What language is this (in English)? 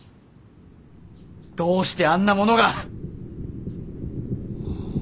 Japanese